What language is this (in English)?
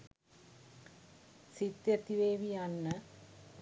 Sinhala